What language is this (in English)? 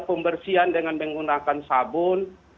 Indonesian